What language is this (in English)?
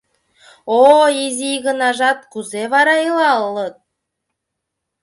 Mari